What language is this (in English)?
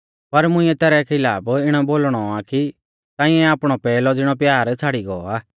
Mahasu Pahari